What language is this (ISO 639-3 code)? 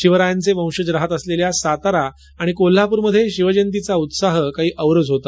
mar